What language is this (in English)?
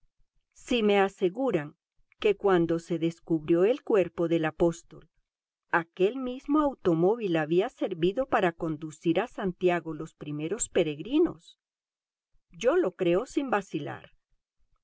Spanish